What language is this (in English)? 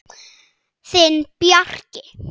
Icelandic